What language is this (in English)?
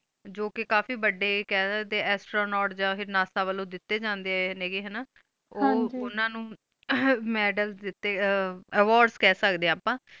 Punjabi